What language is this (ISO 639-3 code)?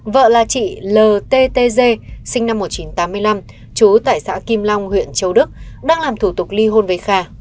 vie